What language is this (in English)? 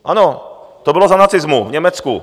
Czech